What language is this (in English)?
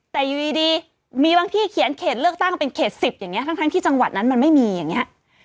Thai